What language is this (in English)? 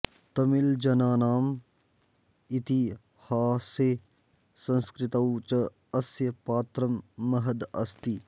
Sanskrit